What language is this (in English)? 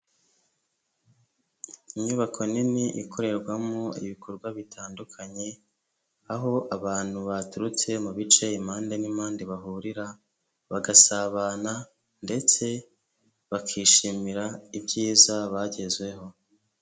Kinyarwanda